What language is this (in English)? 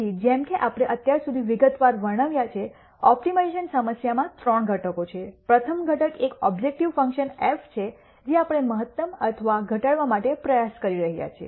Gujarati